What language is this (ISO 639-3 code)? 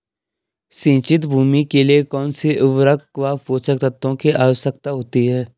hin